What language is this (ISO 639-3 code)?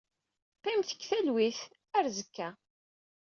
kab